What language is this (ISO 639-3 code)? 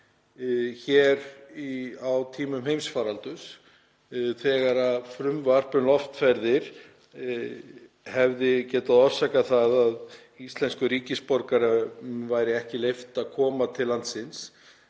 isl